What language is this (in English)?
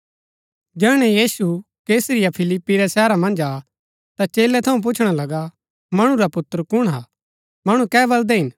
Gaddi